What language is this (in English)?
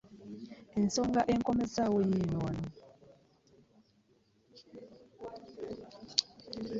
Ganda